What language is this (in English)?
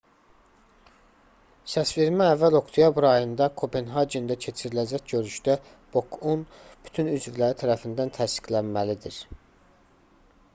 Azerbaijani